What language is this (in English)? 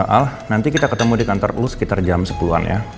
Indonesian